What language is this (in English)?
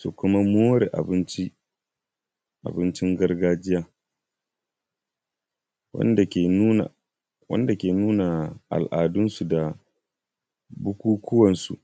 Hausa